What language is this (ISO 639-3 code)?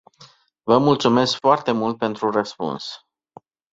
ron